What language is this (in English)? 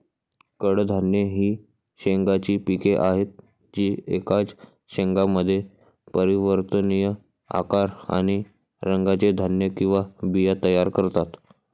Marathi